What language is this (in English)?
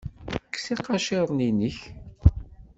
Kabyle